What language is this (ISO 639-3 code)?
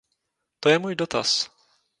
ces